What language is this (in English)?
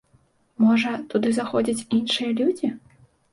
Belarusian